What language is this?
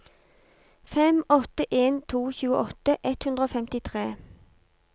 Norwegian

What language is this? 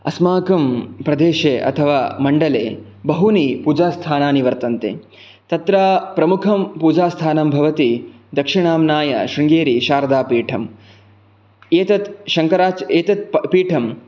Sanskrit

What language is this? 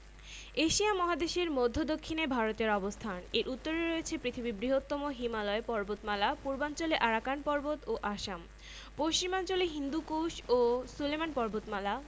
Bangla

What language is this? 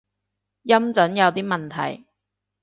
Cantonese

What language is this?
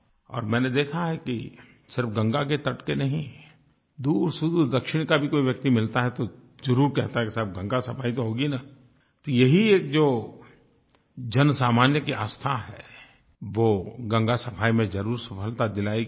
Hindi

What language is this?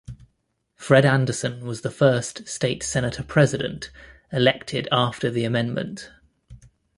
English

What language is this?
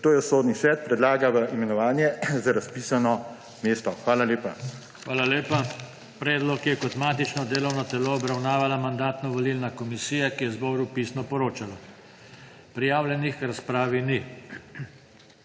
Slovenian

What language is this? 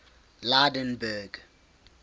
English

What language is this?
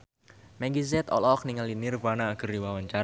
Sundanese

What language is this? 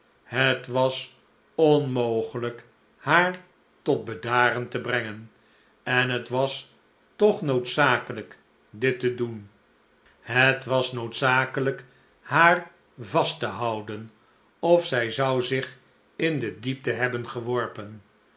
Dutch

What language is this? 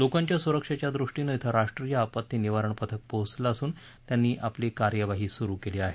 Marathi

